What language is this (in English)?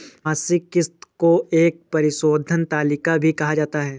Hindi